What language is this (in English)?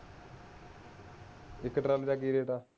Punjabi